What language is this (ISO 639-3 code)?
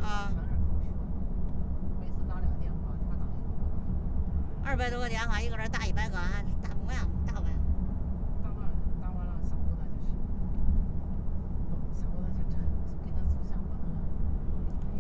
zho